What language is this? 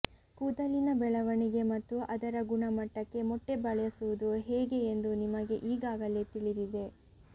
Kannada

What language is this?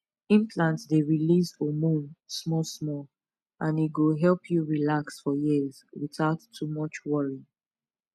Nigerian Pidgin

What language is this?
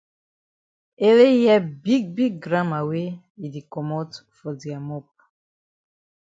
Cameroon Pidgin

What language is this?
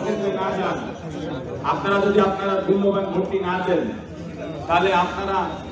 Arabic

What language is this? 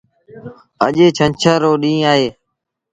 Sindhi Bhil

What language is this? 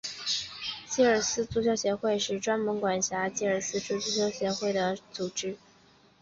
Chinese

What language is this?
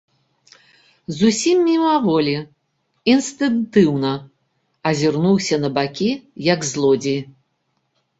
Belarusian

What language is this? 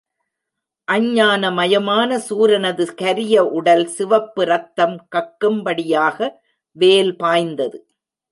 Tamil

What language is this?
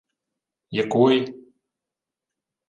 Ukrainian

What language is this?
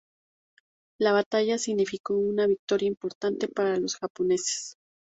Spanish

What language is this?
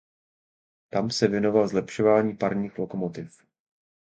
Czech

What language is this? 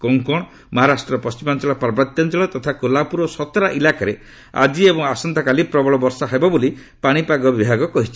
Odia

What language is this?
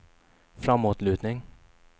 Swedish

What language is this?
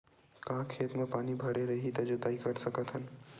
Chhattisgarhi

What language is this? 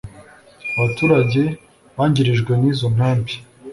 Kinyarwanda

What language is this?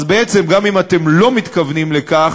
Hebrew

